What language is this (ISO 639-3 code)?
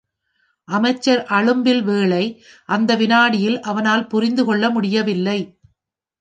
tam